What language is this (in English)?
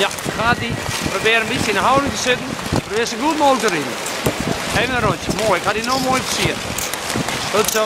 Dutch